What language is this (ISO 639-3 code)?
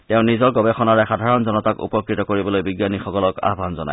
asm